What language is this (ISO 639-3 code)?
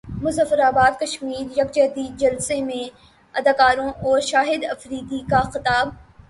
urd